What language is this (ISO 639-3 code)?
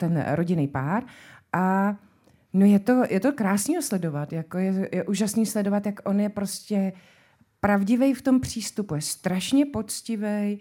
ces